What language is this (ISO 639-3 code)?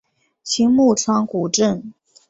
zho